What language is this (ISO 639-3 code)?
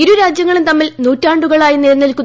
mal